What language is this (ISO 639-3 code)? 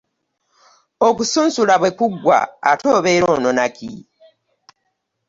lug